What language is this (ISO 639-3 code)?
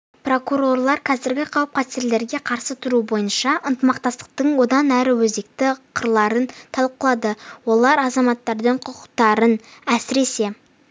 kaz